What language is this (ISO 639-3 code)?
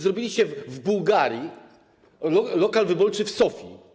pol